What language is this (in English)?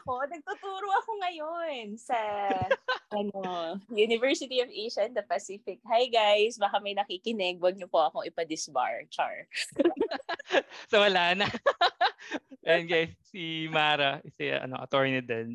Filipino